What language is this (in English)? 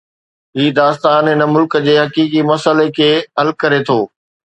Sindhi